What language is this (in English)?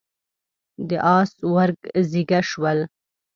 Pashto